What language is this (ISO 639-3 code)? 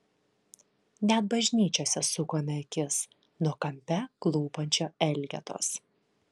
lit